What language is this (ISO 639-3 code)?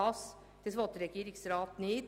gsw